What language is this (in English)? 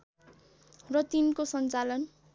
Nepali